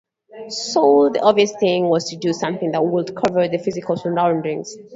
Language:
English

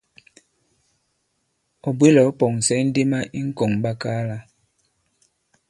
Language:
Bankon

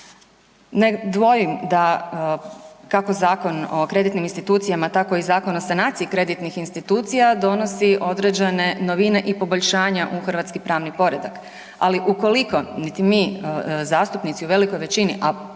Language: Croatian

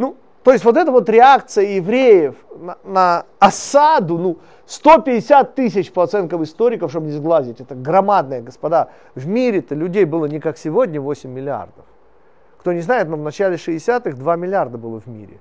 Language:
Russian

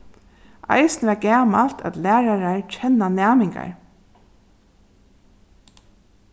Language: Faroese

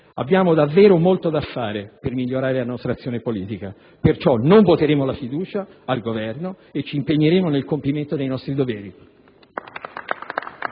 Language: Italian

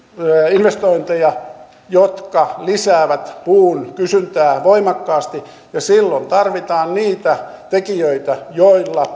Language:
Finnish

